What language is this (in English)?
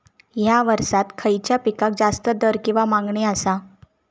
Marathi